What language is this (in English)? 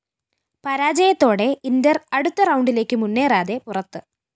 Malayalam